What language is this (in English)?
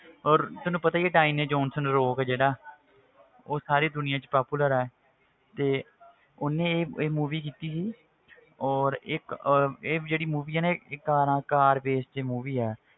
Punjabi